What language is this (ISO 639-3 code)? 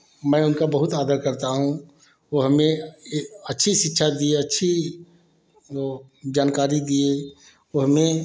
hin